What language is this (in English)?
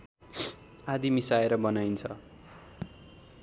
Nepali